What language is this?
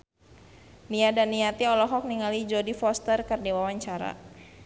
Sundanese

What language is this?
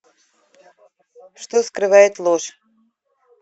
Russian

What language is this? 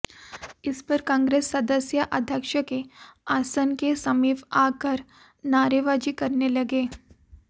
Hindi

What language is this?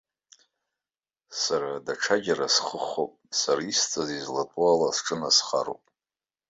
Abkhazian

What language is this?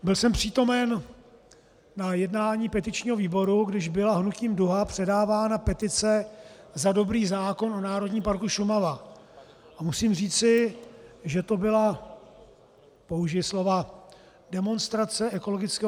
Czech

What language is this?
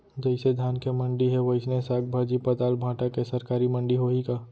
Chhattisgarhi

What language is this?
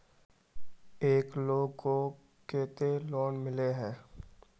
Magahi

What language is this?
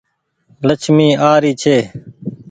Goaria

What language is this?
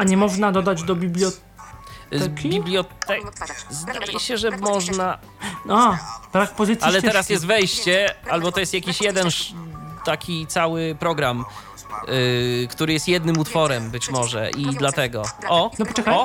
Polish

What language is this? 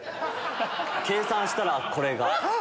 Japanese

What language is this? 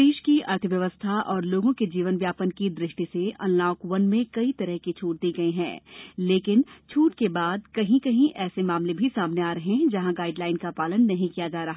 Hindi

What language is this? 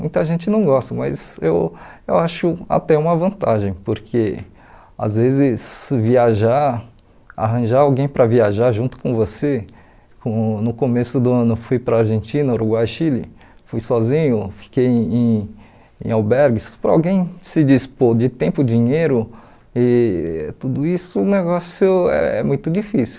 Portuguese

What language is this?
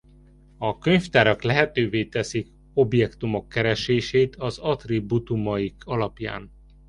Hungarian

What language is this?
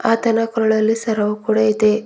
Kannada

